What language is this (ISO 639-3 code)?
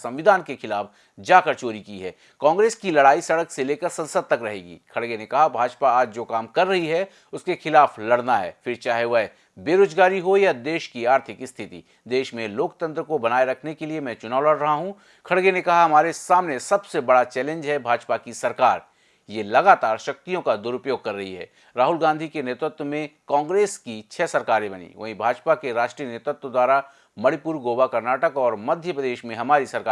hin